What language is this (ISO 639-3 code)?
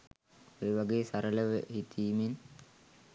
sin